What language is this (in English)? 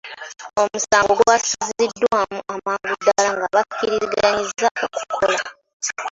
Ganda